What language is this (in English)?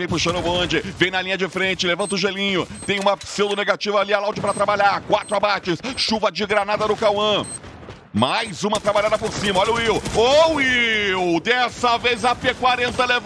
Portuguese